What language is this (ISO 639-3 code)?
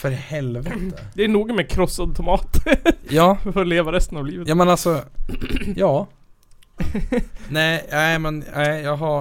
swe